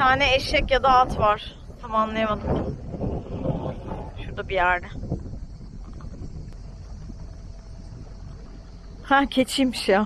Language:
Turkish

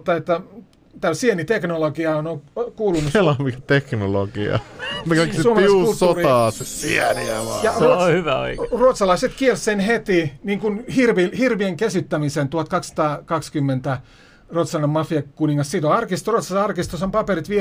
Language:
Finnish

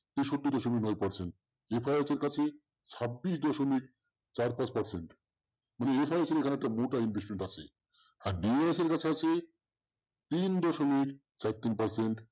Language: Bangla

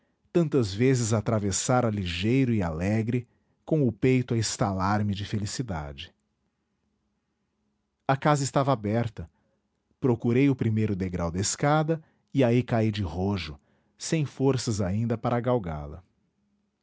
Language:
Portuguese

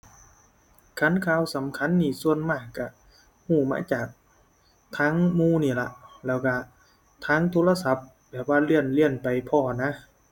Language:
Thai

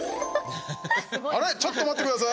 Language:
Japanese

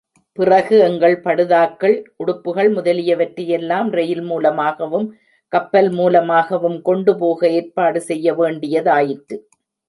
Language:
Tamil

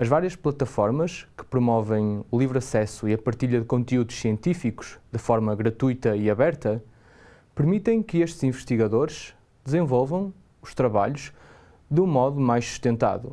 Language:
Portuguese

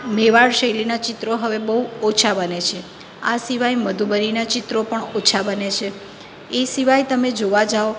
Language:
Gujarati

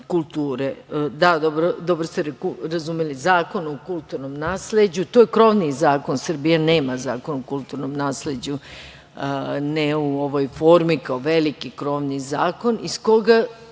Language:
Serbian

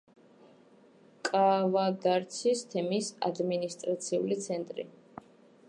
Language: Georgian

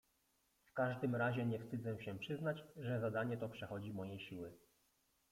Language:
Polish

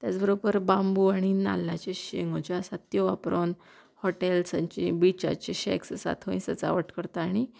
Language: Konkani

